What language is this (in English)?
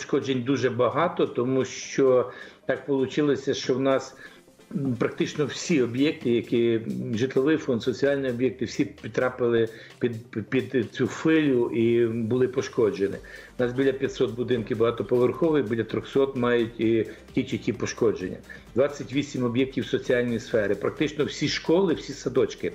Ukrainian